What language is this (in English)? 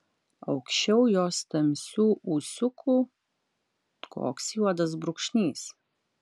Lithuanian